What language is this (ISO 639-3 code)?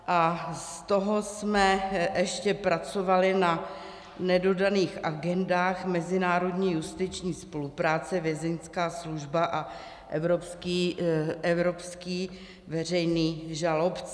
ces